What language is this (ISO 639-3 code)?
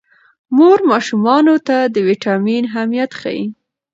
pus